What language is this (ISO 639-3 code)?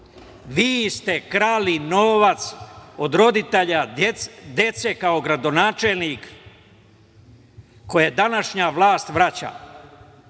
srp